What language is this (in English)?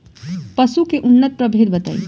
Bhojpuri